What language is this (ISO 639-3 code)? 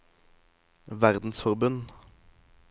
nor